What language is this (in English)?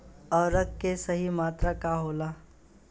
Bhojpuri